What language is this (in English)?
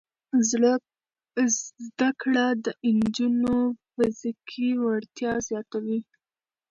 Pashto